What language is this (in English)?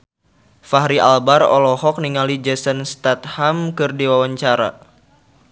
Sundanese